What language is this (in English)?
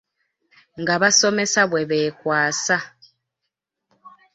Ganda